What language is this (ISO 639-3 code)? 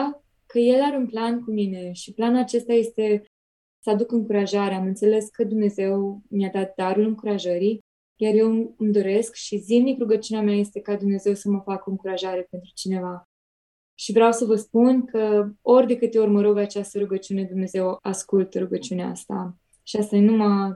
ron